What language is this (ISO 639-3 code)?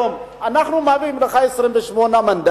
heb